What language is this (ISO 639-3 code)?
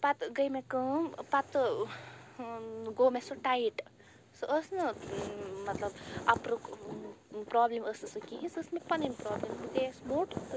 kas